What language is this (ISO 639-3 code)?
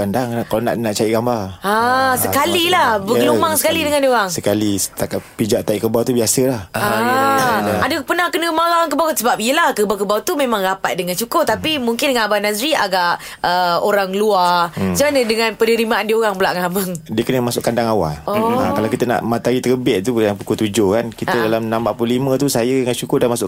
msa